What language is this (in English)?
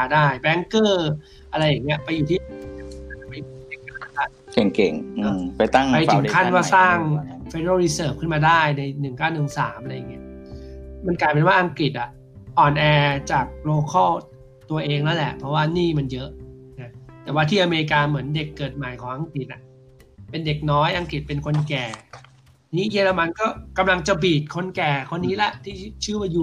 Thai